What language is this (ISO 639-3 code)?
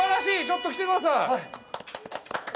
jpn